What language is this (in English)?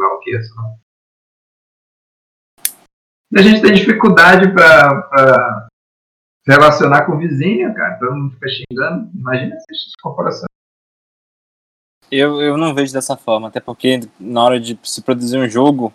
Portuguese